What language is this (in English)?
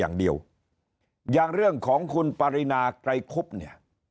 Thai